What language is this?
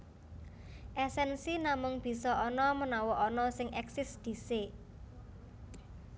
Javanese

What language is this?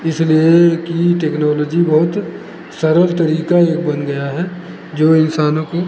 Hindi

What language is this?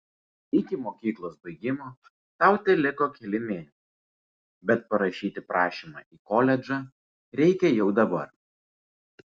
Lithuanian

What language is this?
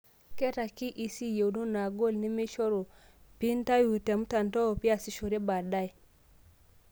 Masai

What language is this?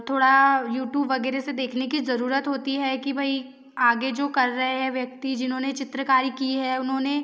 Hindi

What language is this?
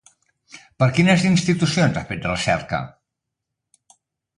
Catalan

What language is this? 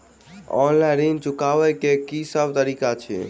Maithili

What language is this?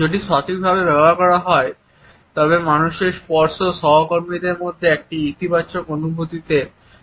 Bangla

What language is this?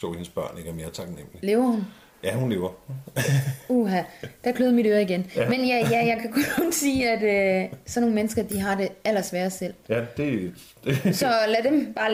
Danish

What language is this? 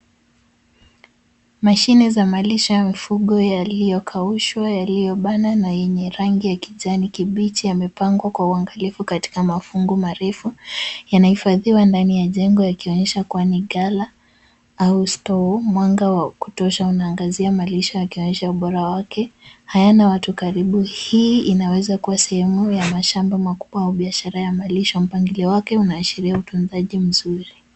Swahili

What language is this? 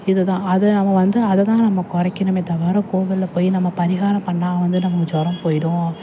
Tamil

